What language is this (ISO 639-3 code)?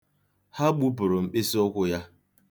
ibo